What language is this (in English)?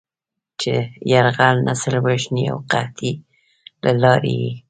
Pashto